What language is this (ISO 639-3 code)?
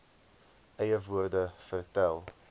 afr